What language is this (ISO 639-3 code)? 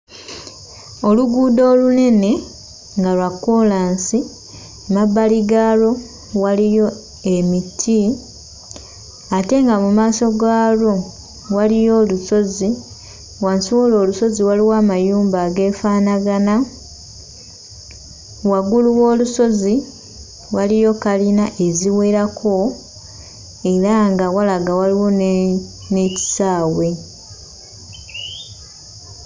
lug